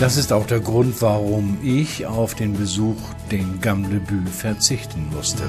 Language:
German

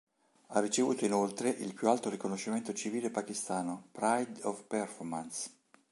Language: Italian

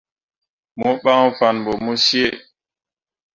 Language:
Mundang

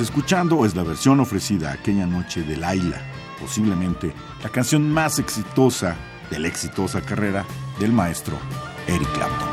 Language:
Spanish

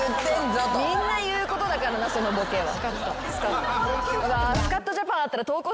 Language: Japanese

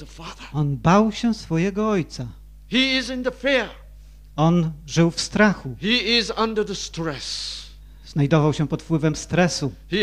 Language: Polish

